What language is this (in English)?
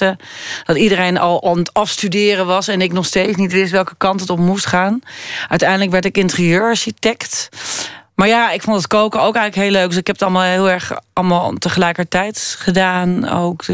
Dutch